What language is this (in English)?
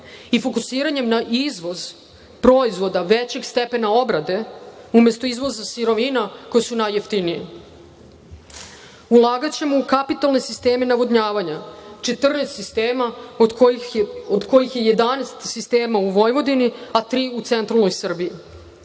Serbian